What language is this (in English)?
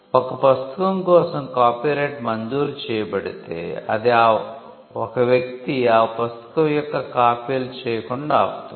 Telugu